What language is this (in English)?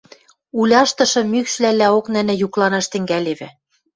Western Mari